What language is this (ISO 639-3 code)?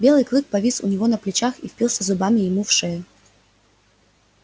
rus